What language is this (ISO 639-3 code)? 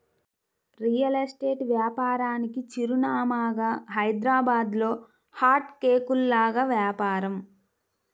tel